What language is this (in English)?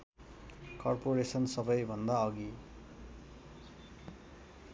Nepali